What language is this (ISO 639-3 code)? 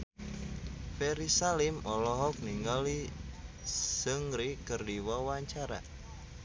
sun